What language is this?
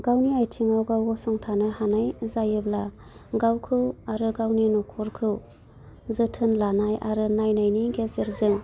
Bodo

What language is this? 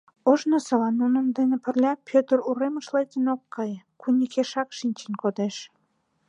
Mari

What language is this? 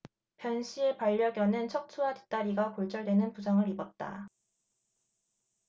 Korean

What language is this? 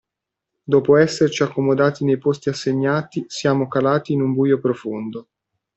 Italian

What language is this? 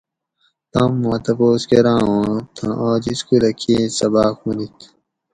Gawri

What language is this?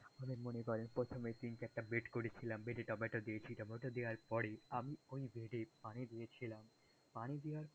Bangla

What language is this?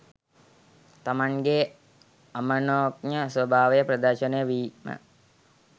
Sinhala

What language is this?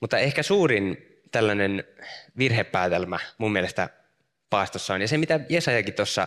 Finnish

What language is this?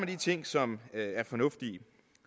Danish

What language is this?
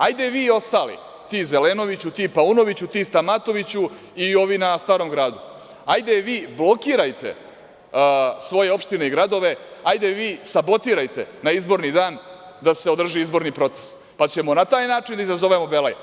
Serbian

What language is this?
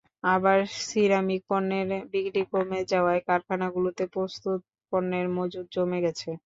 Bangla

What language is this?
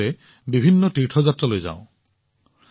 Assamese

